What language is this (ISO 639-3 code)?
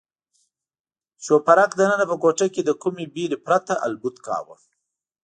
pus